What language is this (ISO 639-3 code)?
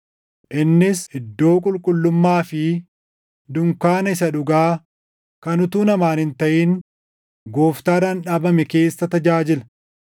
orm